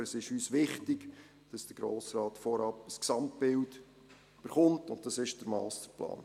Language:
Swiss German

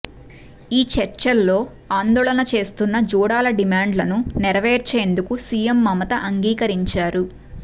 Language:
Telugu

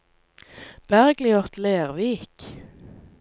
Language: Norwegian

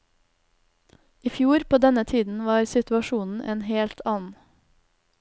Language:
Norwegian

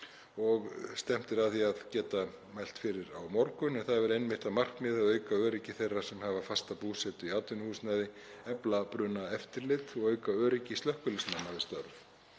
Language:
Icelandic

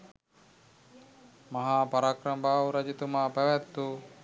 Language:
Sinhala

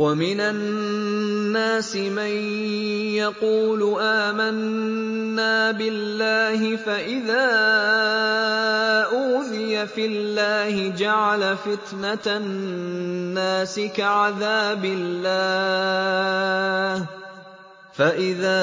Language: Arabic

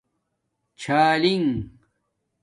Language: Domaaki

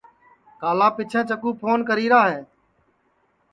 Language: Sansi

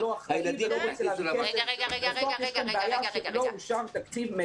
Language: Hebrew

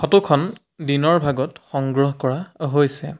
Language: Assamese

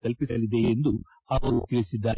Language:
Kannada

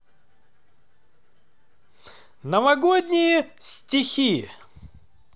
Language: Russian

